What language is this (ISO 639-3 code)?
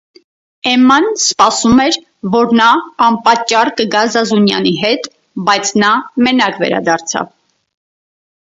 hye